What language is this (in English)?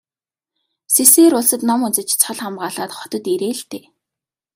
Mongolian